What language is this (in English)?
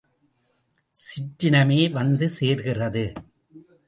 Tamil